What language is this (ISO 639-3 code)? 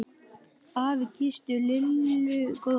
isl